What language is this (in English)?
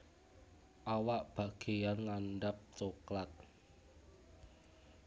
Javanese